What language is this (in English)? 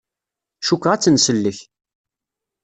Kabyle